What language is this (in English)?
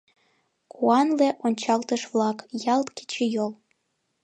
Mari